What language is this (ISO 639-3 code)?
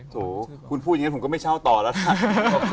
tha